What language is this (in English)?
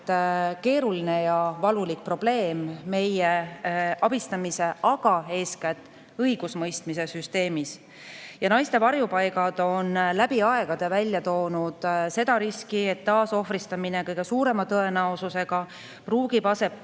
Estonian